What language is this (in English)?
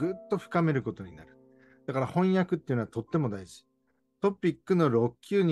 Japanese